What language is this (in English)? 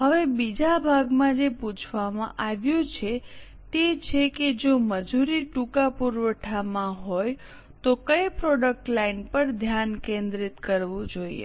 Gujarati